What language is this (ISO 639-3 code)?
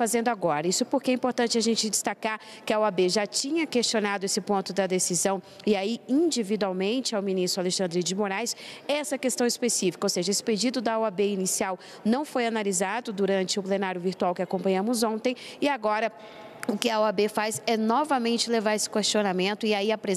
por